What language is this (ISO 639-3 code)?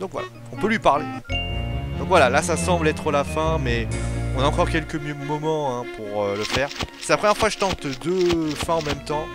fra